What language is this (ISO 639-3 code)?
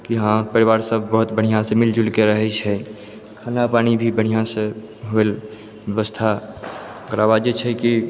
mai